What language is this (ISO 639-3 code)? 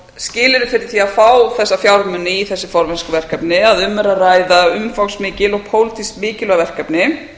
isl